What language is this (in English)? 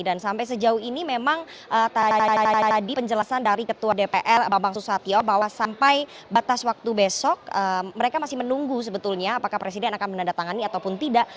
Indonesian